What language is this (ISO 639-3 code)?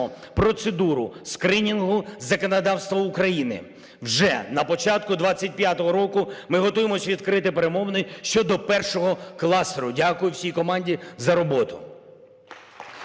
ukr